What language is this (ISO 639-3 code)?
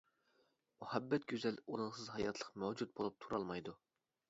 uig